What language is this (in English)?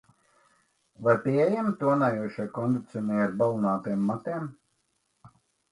Latvian